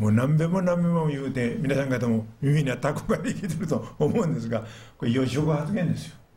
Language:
Japanese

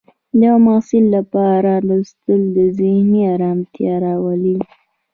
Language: Pashto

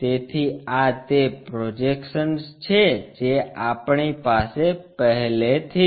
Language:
Gujarati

